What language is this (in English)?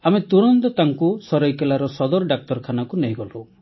Odia